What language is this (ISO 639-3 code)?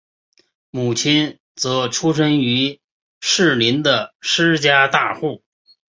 zho